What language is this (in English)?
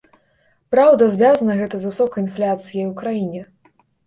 Belarusian